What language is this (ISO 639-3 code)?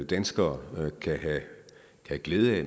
dan